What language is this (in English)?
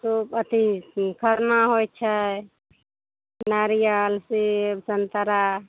Maithili